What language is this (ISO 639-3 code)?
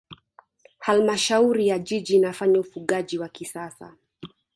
swa